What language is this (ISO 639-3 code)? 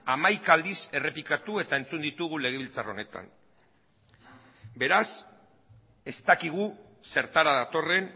eus